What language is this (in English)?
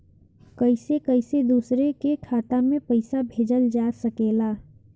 Bhojpuri